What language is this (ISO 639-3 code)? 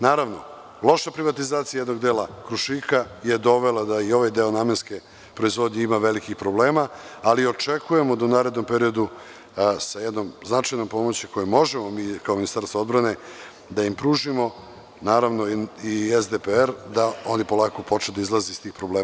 srp